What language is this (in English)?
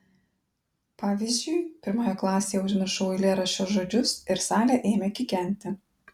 Lithuanian